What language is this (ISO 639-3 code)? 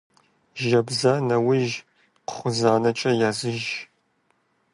kbd